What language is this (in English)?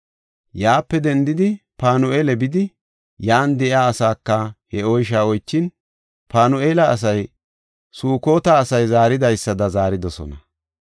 Gofa